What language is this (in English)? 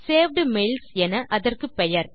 Tamil